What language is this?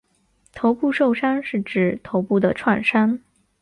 Chinese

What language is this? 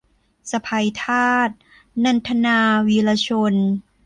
Thai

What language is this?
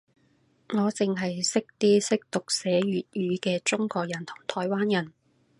Cantonese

